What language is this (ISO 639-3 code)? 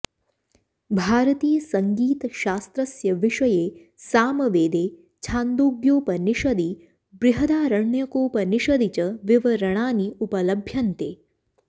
san